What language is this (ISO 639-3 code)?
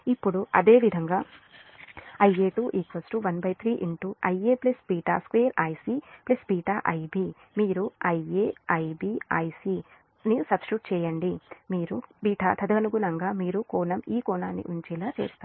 tel